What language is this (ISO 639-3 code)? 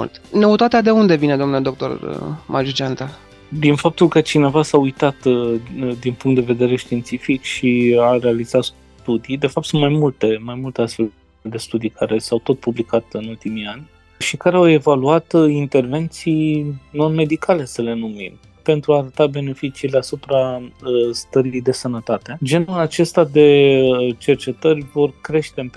ron